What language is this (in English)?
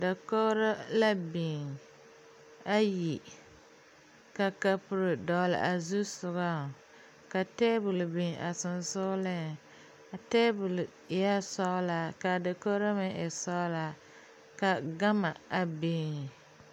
Southern Dagaare